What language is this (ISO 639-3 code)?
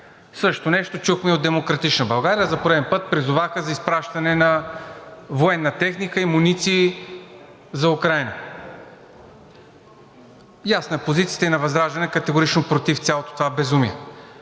bul